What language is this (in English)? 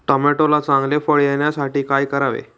Marathi